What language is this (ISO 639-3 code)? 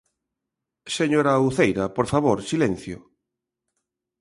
glg